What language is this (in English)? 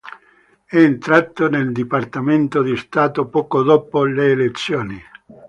Italian